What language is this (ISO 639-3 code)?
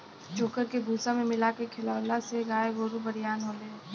bho